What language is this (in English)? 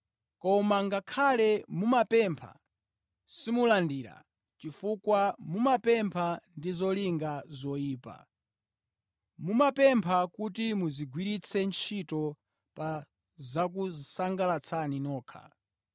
Nyanja